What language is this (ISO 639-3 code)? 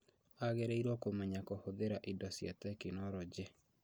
kik